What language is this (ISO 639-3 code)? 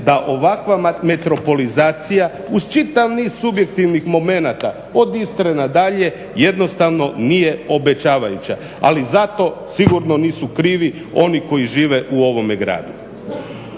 hrv